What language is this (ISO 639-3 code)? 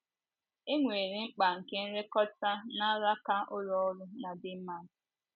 ibo